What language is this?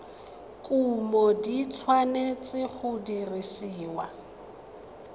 Tswana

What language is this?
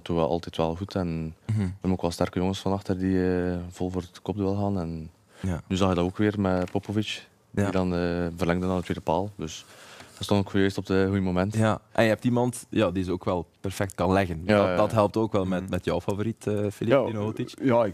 Dutch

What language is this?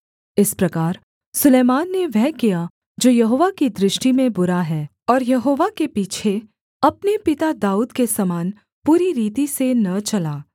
Hindi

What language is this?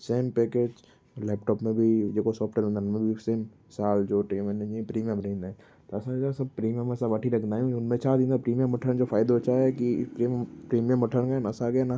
Sindhi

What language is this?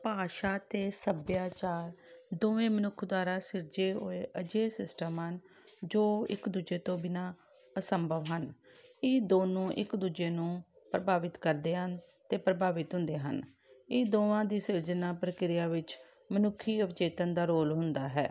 Punjabi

